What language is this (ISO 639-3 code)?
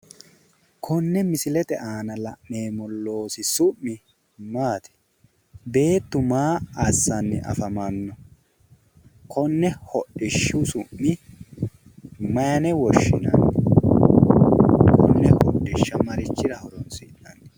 sid